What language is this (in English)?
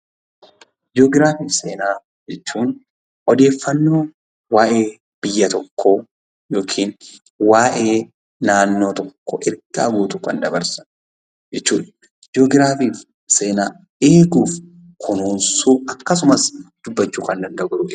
Oromo